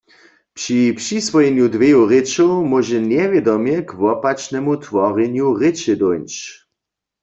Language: Upper Sorbian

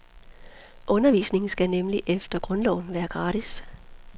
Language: Danish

